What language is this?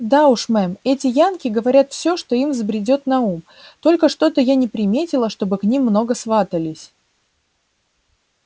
Russian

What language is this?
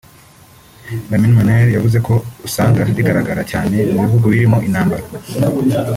Kinyarwanda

